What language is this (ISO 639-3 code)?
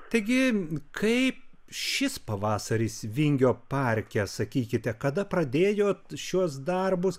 lit